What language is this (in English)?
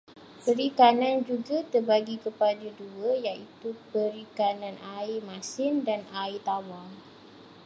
Malay